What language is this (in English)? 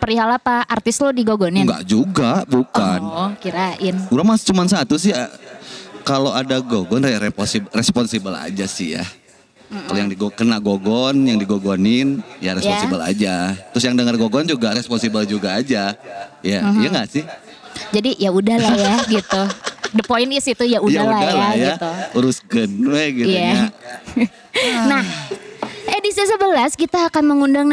Indonesian